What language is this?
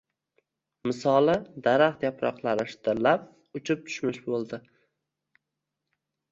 Uzbek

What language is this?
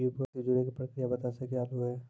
Maithili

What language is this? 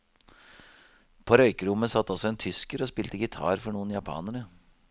Norwegian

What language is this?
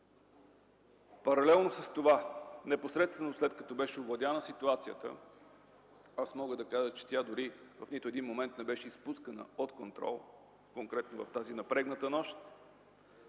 Bulgarian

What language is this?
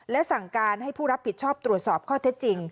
Thai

